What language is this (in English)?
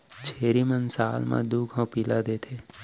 Chhattisgarhi